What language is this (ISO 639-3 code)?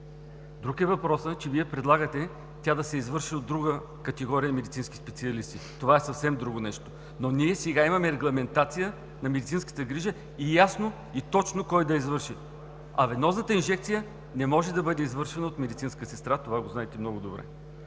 bul